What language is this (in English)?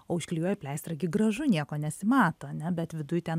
Lithuanian